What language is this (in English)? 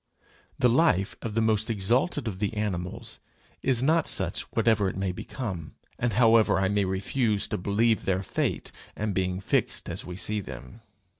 English